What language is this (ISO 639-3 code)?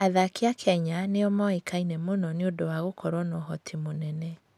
kik